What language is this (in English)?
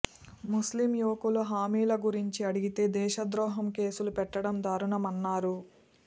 Telugu